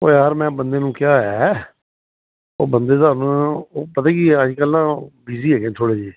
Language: Punjabi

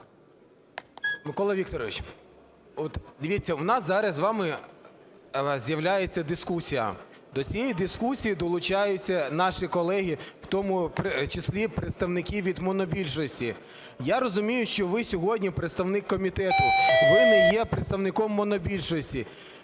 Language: Ukrainian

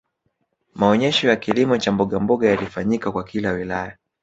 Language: Swahili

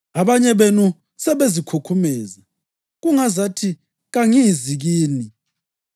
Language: North Ndebele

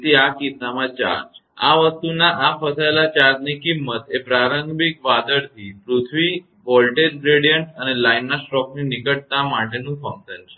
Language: Gujarati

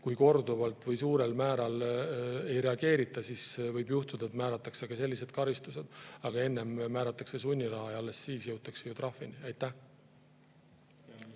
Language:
Estonian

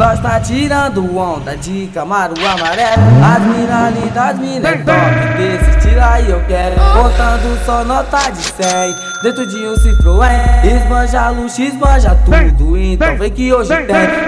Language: Portuguese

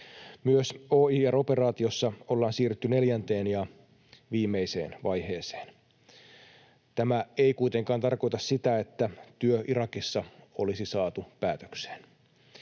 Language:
Finnish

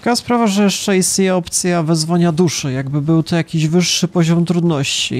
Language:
Polish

